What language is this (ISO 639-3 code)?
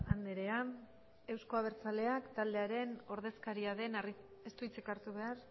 eus